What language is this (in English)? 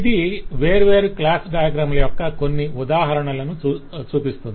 Telugu